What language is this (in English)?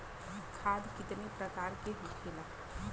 Bhojpuri